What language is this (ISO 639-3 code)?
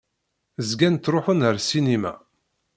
kab